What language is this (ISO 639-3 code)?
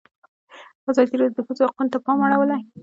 pus